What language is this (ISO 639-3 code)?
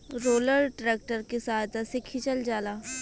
bho